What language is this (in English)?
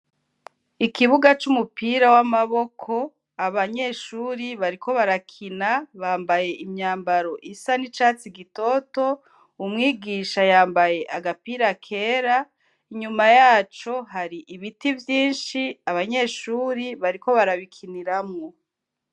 Rundi